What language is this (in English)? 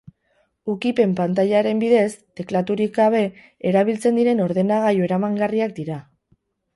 Basque